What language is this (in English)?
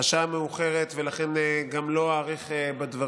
Hebrew